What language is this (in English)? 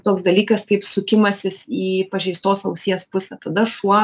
Lithuanian